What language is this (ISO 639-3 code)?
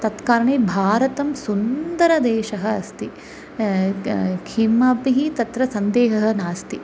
san